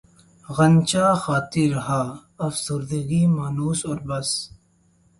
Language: Urdu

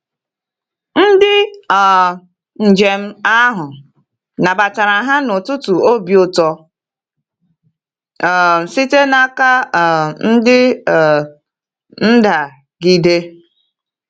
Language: Igbo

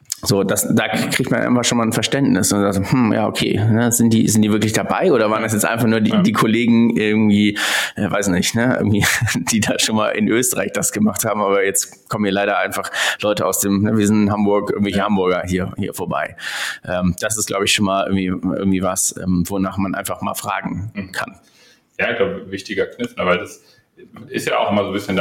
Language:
German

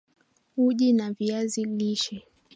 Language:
Swahili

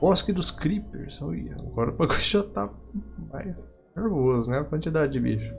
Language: Portuguese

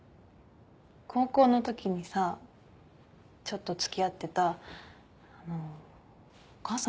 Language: Japanese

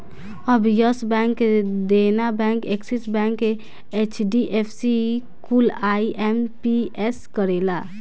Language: Bhojpuri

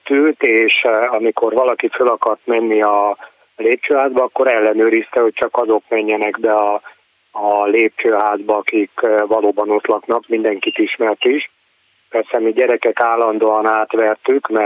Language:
Hungarian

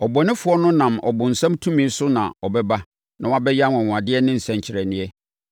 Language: Akan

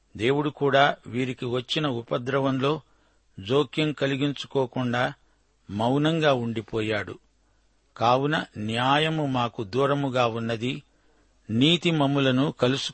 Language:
Telugu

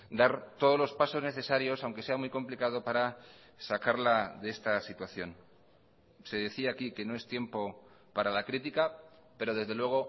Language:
Spanish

